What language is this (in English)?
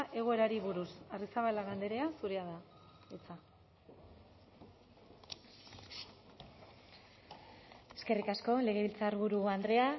Basque